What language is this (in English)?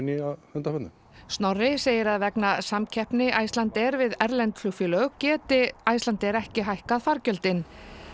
Icelandic